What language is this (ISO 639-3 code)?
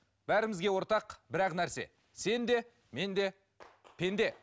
kaz